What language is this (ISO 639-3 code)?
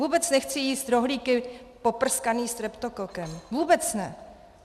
ces